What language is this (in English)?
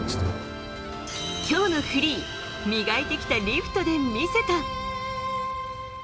Japanese